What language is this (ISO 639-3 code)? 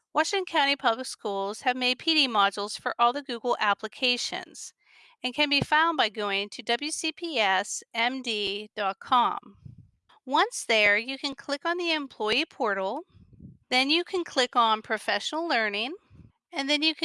eng